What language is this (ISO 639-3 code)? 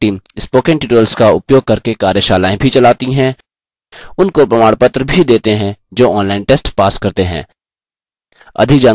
hin